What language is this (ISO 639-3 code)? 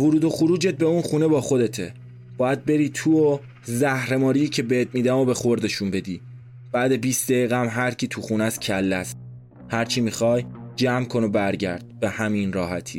fas